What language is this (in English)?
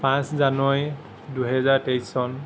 Assamese